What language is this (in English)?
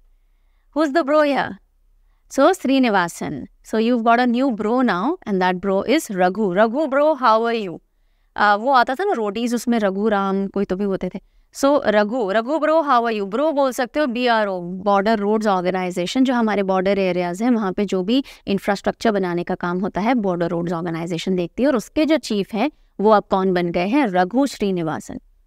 Hindi